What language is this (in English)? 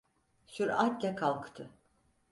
Turkish